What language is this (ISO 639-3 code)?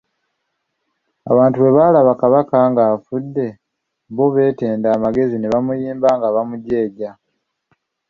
lug